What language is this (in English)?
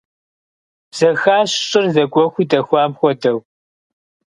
Kabardian